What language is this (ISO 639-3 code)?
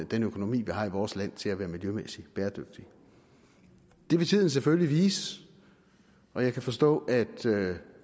dan